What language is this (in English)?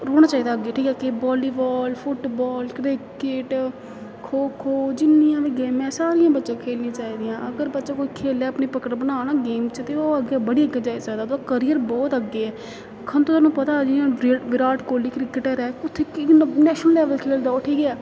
Dogri